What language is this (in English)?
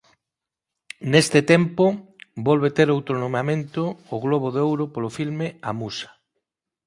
Galician